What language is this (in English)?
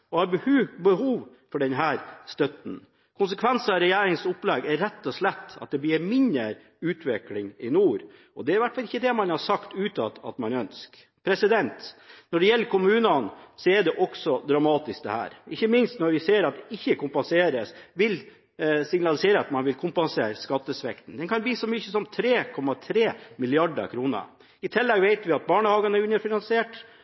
Norwegian Bokmål